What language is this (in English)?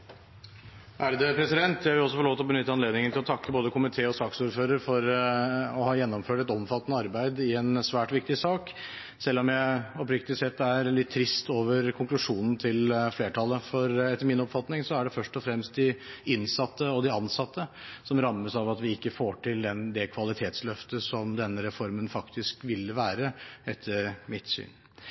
Norwegian